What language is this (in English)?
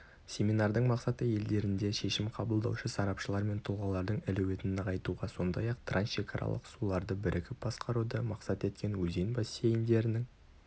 Kazakh